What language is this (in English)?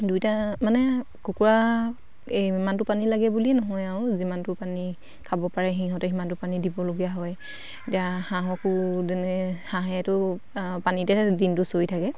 Assamese